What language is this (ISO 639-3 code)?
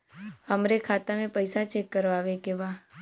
bho